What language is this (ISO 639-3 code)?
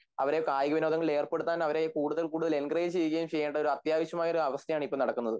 mal